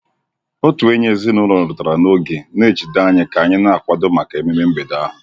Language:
Igbo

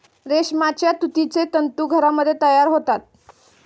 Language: Marathi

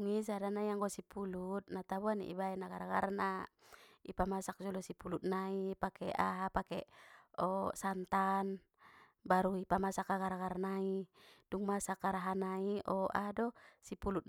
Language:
Batak Mandailing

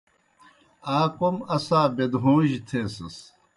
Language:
Kohistani Shina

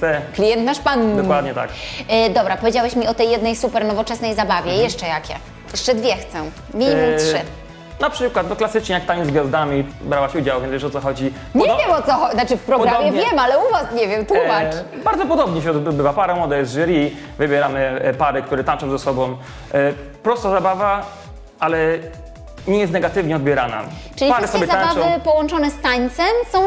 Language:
Polish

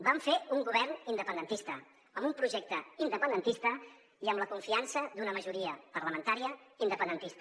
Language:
Catalan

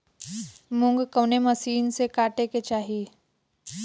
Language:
Bhojpuri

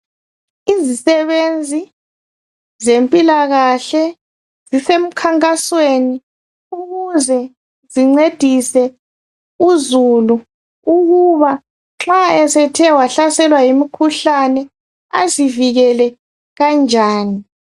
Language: North Ndebele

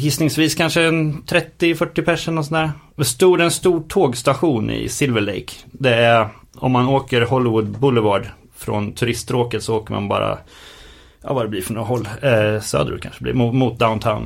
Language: Swedish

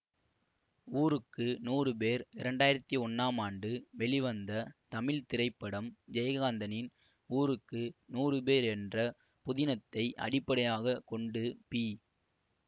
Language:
Tamil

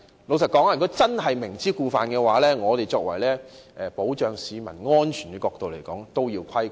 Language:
Cantonese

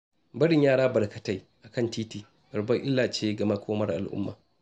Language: Hausa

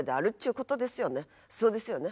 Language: Japanese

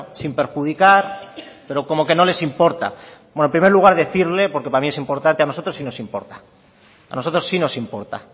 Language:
Spanish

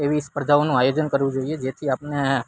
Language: Gujarati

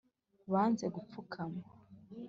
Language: Kinyarwanda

